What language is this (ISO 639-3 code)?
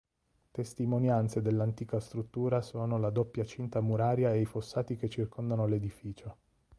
ita